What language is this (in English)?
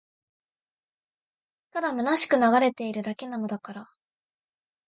Japanese